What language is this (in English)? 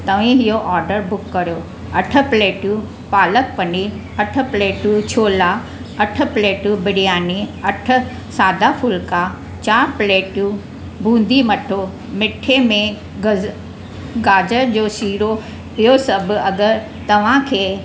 Sindhi